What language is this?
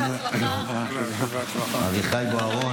Hebrew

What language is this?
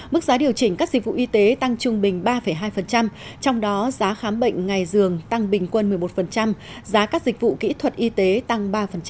Vietnamese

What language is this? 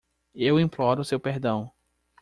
Portuguese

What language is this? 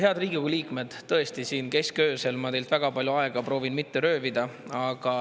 Estonian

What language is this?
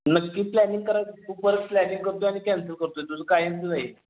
Marathi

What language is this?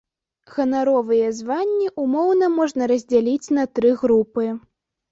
Belarusian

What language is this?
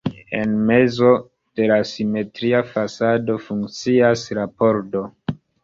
Esperanto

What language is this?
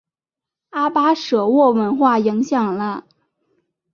Chinese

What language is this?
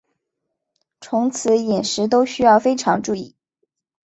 Chinese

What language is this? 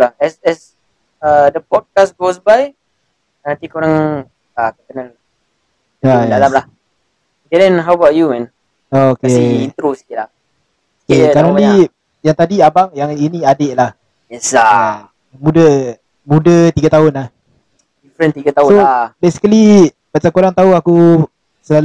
Malay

